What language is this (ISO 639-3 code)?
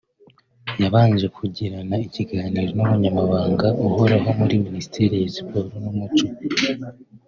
kin